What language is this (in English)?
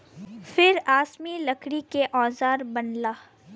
Bhojpuri